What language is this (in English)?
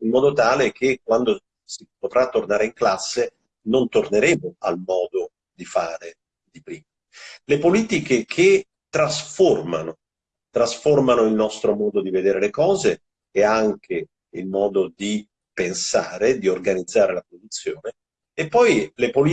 Italian